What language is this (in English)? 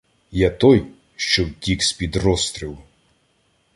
Ukrainian